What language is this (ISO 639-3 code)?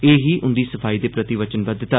doi